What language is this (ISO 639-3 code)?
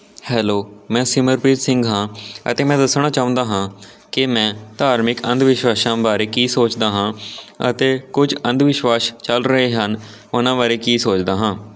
pan